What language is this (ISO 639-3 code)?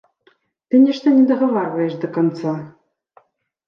bel